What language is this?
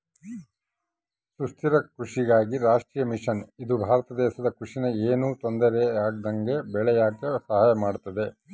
Kannada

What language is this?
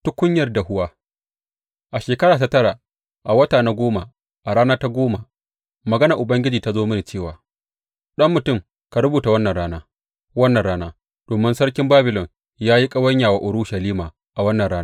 Hausa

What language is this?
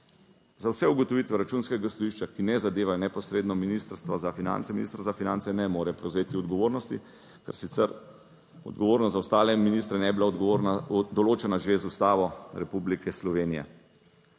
Slovenian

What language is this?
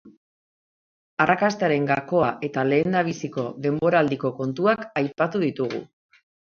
Basque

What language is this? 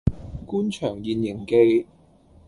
Cantonese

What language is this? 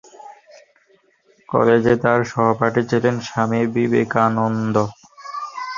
Bangla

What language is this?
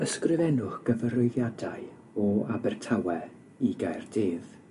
Welsh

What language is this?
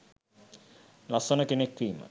Sinhala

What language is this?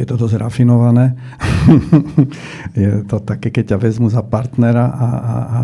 Slovak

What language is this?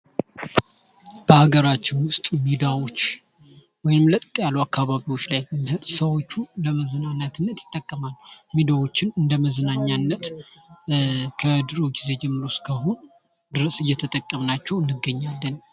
Amharic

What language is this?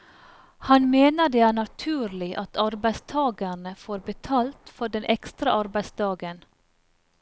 Norwegian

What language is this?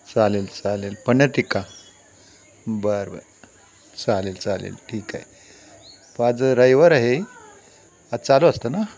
Marathi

